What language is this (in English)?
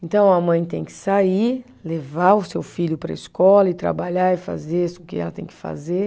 Portuguese